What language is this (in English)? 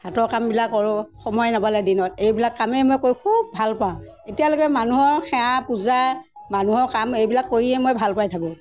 Assamese